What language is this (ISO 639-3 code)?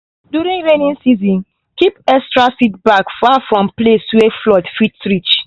pcm